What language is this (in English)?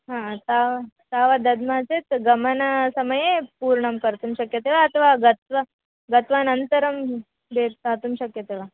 Sanskrit